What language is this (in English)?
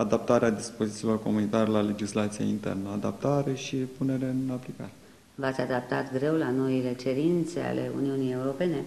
Romanian